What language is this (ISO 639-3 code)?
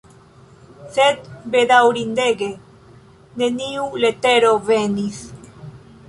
epo